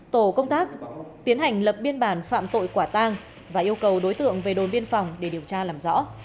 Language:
Vietnamese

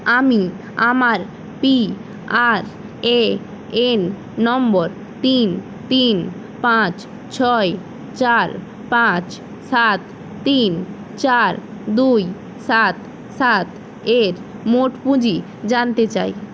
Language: Bangla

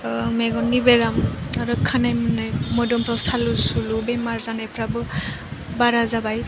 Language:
Bodo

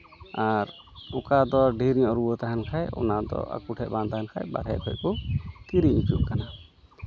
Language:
Santali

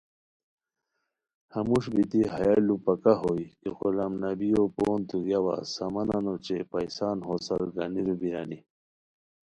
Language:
Khowar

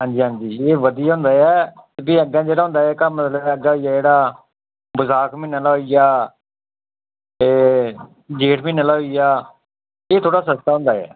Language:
Dogri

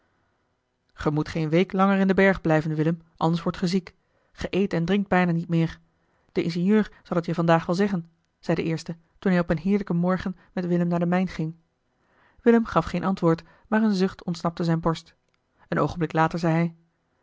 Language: Dutch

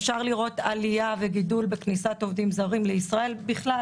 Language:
Hebrew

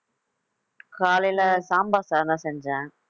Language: Tamil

